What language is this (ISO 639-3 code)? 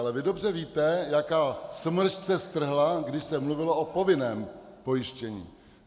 ces